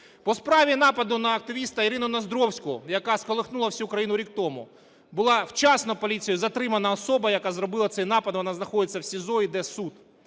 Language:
Ukrainian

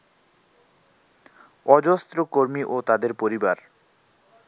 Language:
Bangla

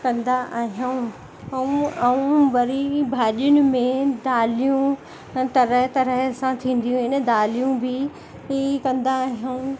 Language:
Sindhi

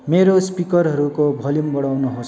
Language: Nepali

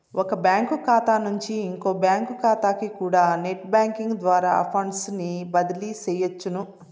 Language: Telugu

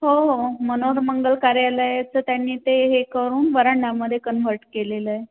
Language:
Marathi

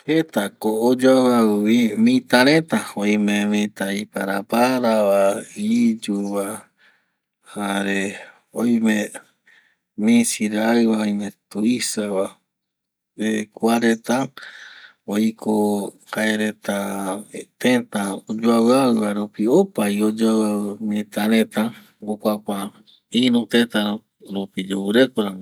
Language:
Eastern Bolivian Guaraní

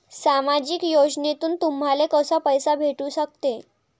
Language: Marathi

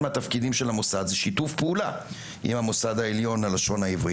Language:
Hebrew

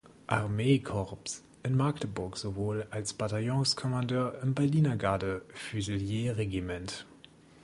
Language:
German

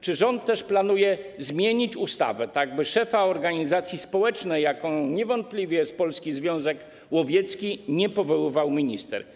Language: Polish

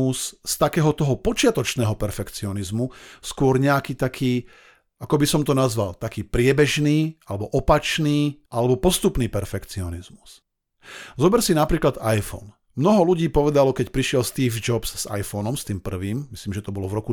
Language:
Slovak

